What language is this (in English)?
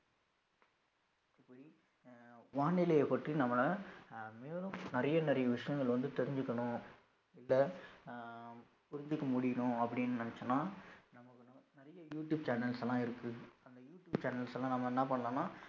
Tamil